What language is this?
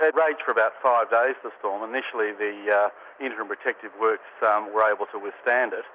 English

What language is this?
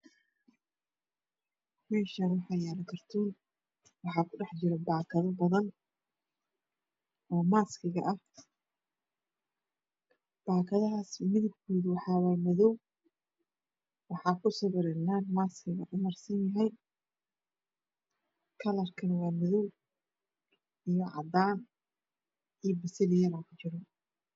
Somali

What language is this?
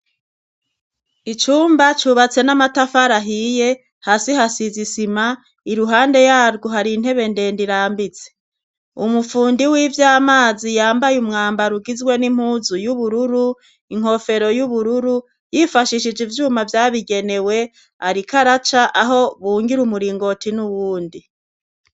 Rundi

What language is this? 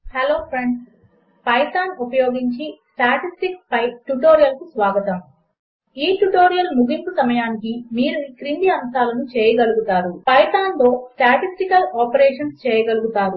Telugu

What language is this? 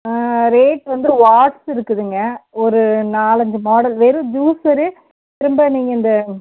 Tamil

